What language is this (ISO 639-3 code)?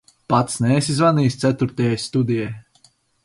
lav